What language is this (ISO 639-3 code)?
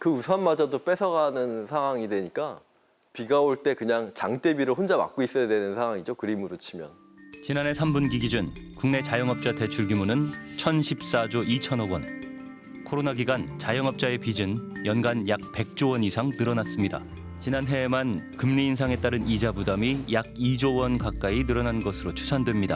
kor